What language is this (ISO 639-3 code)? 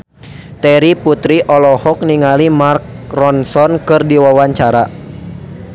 sun